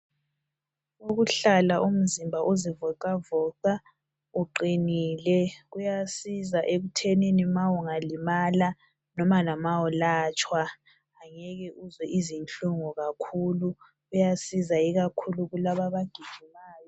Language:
North Ndebele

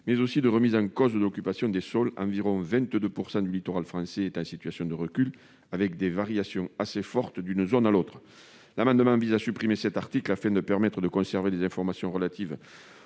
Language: French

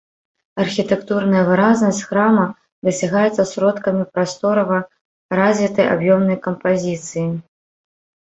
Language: Belarusian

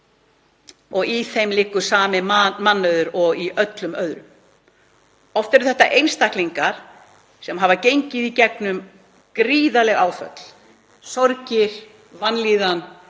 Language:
Icelandic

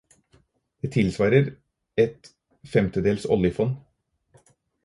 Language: Norwegian Bokmål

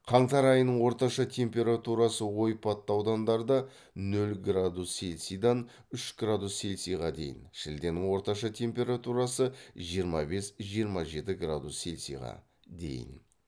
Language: Kazakh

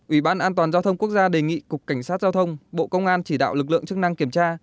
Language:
Vietnamese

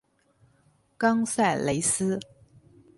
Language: Chinese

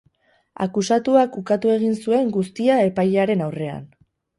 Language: Basque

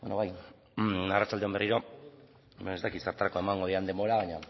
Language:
Basque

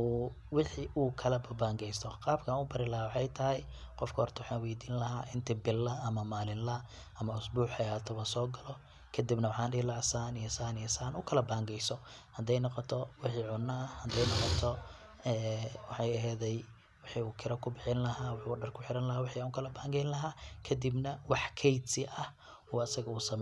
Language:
Somali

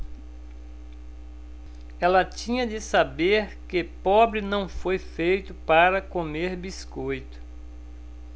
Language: Portuguese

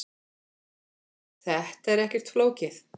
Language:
Icelandic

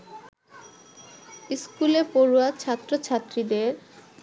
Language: Bangla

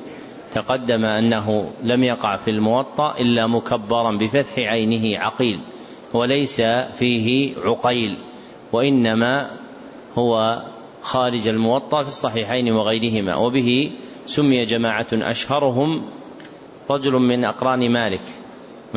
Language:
Arabic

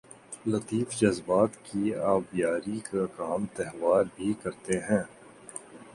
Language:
Urdu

